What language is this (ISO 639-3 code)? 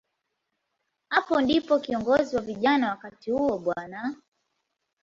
swa